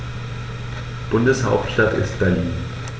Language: German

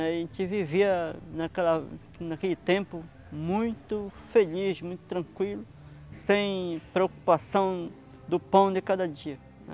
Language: Portuguese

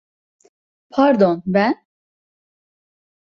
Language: Turkish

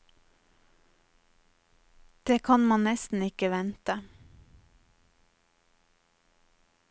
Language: Norwegian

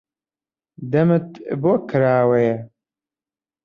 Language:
Central Kurdish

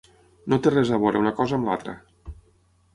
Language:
Catalan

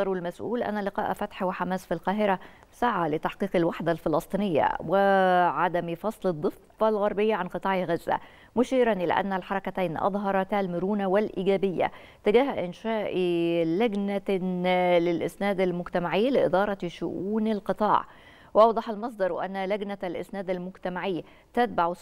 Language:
Arabic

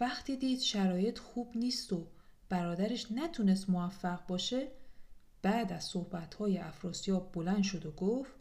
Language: Persian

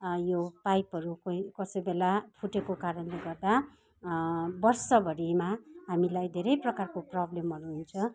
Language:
Nepali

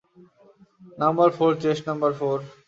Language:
Bangla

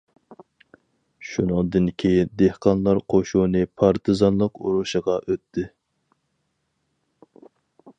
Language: Uyghur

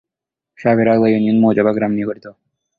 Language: Bangla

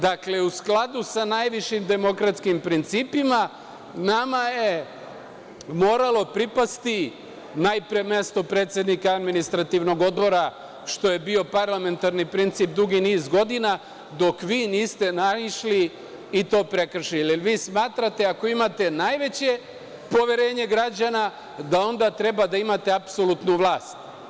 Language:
Serbian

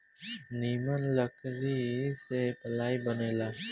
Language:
Bhojpuri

